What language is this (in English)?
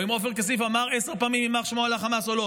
Hebrew